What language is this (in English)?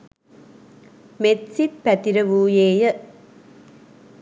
Sinhala